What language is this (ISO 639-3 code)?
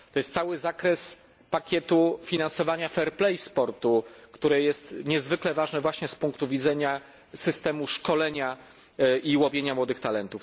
pol